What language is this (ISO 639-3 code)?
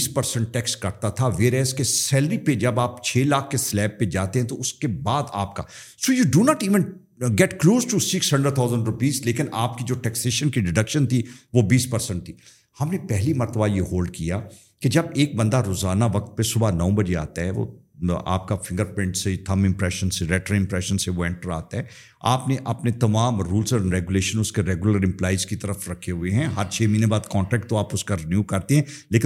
urd